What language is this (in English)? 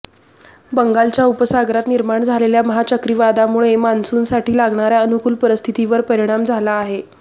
Marathi